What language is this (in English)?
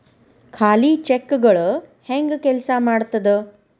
Kannada